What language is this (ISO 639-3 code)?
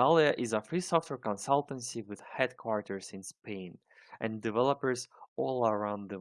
eng